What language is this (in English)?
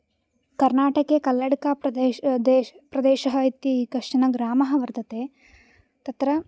Sanskrit